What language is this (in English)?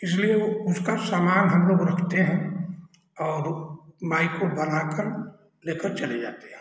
Hindi